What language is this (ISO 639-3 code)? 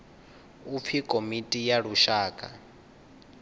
ven